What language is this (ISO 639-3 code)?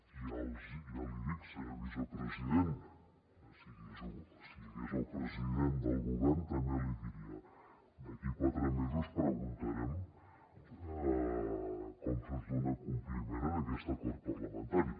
cat